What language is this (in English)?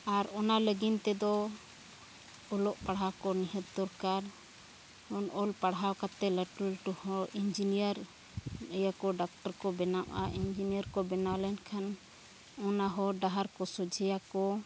Santali